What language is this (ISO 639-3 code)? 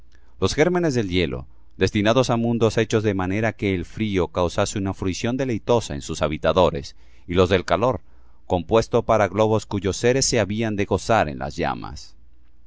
spa